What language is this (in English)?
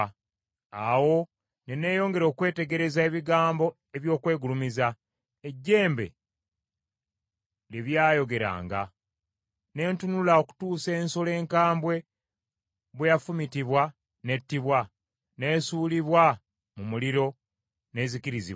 Ganda